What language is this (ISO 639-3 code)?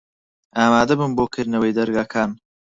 ckb